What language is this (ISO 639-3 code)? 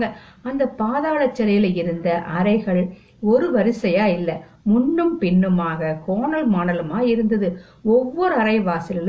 tam